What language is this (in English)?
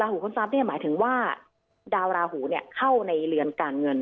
Thai